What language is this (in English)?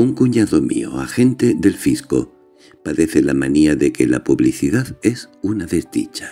Spanish